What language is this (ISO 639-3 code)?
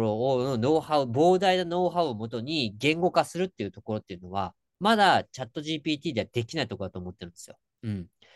jpn